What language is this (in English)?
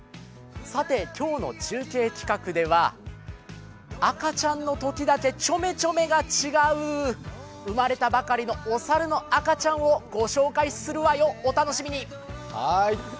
Japanese